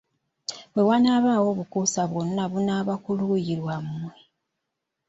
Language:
Ganda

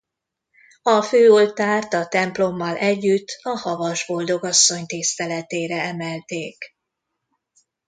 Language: Hungarian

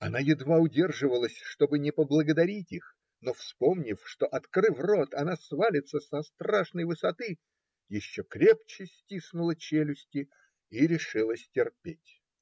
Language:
Russian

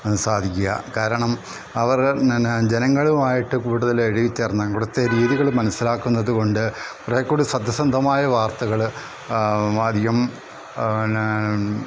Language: Malayalam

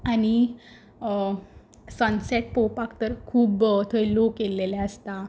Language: Konkani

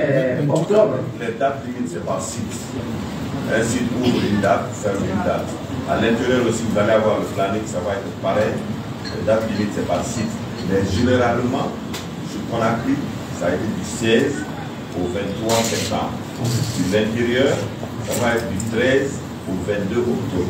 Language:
French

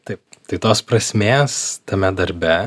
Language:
Lithuanian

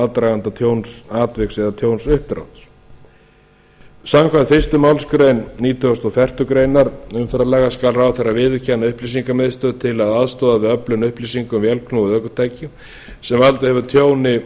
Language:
Icelandic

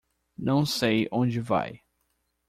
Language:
Portuguese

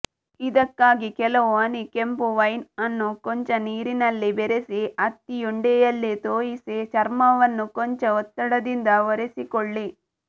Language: Kannada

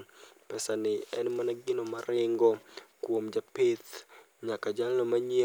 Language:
Luo (Kenya and Tanzania)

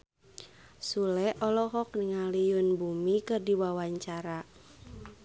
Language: Sundanese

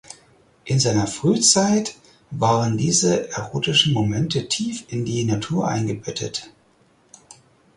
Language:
German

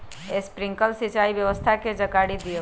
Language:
Magahi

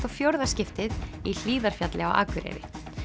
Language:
Icelandic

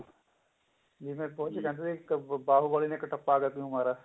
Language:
Punjabi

